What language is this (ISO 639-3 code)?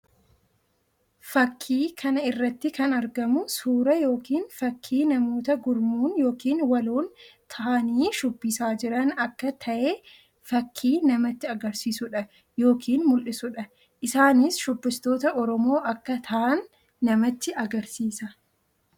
orm